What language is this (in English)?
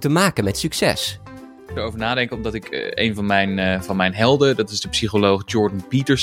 Dutch